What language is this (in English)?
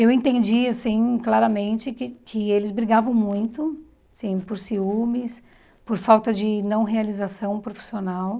Portuguese